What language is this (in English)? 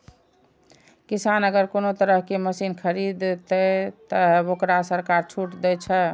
Maithili